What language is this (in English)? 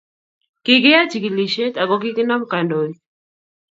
Kalenjin